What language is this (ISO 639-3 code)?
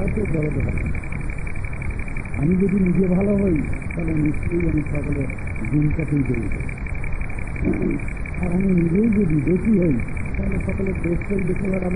ara